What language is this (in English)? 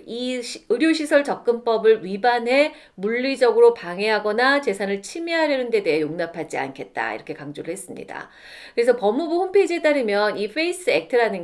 Korean